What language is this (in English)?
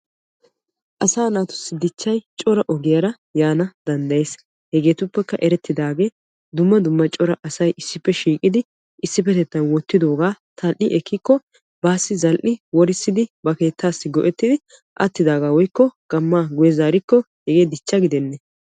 Wolaytta